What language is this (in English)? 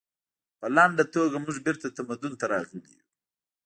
Pashto